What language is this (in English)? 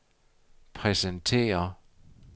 Danish